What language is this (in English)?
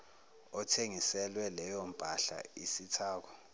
Zulu